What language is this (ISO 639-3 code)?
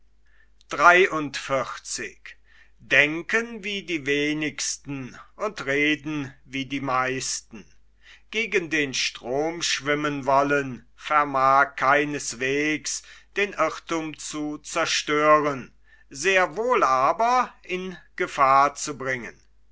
deu